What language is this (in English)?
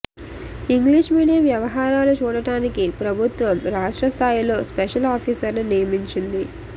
Telugu